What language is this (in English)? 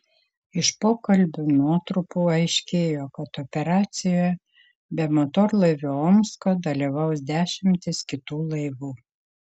Lithuanian